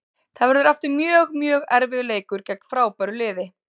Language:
Icelandic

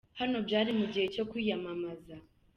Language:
Kinyarwanda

